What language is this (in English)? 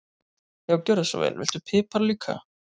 Icelandic